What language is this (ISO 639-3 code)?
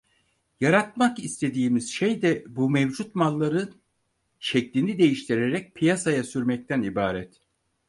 tur